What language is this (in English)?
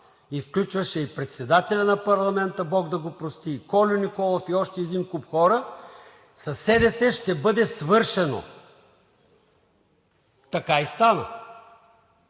Bulgarian